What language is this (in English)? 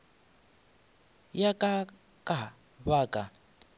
Northern Sotho